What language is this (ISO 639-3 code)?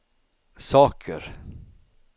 swe